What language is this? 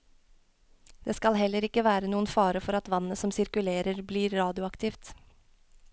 Norwegian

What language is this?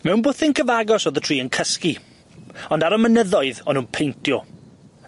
Welsh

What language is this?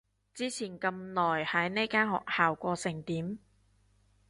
Cantonese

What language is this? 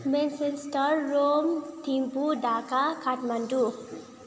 Nepali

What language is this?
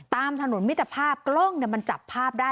Thai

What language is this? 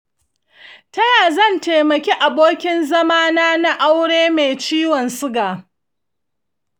Hausa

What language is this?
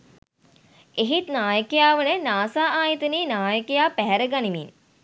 Sinhala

